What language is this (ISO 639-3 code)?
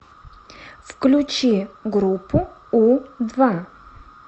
rus